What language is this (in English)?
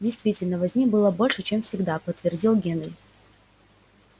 Russian